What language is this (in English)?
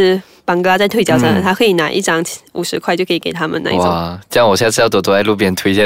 Chinese